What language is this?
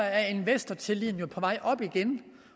Danish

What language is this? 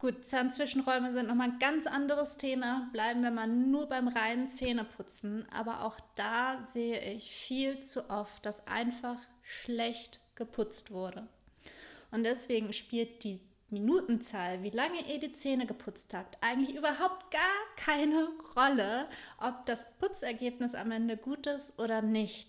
German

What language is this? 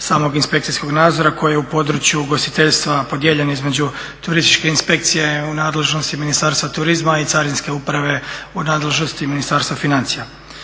Croatian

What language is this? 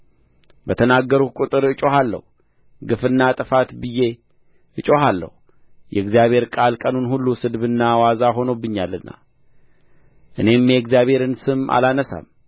Amharic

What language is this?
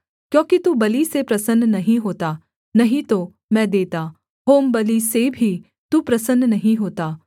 Hindi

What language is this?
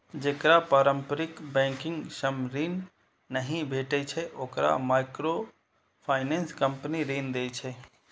Maithili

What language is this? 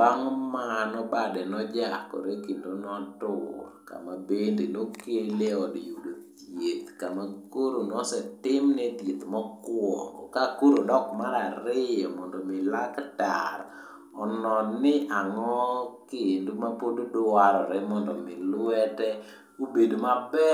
Luo (Kenya and Tanzania)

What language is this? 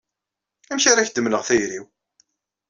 Kabyle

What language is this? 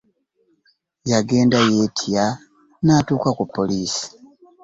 Ganda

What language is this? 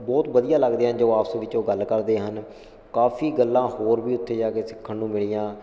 Punjabi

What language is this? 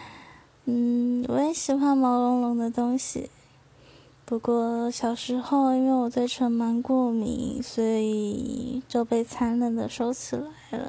Chinese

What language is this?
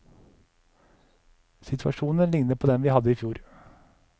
Norwegian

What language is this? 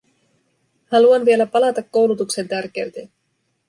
Finnish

